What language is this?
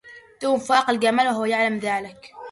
Arabic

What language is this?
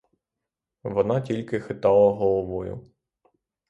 Ukrainian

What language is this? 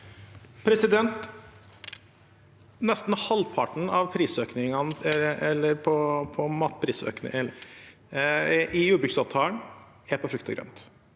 Norwegian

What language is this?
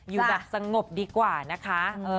Thai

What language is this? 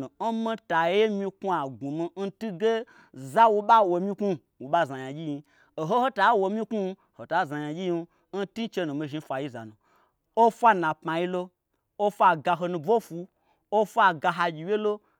Gbagyi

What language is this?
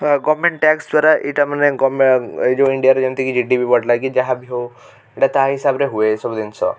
Odia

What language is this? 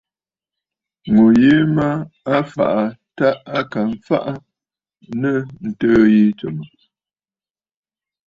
Bafut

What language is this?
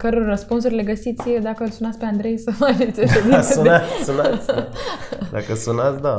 Romanian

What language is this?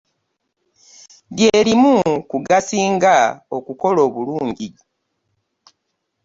Ganda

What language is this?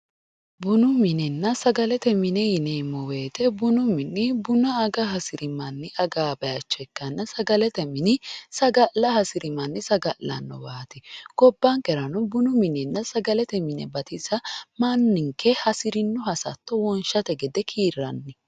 Sidamo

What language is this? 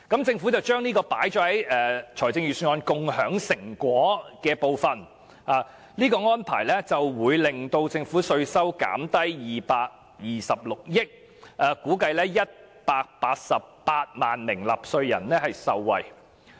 Cantonese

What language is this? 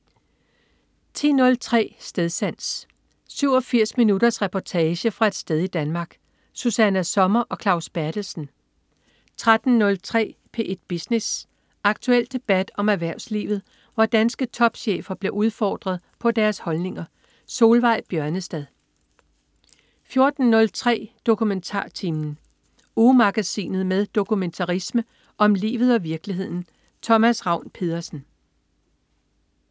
Danish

